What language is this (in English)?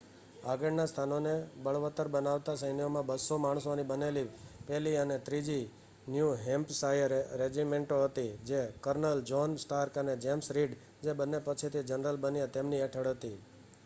Gujarati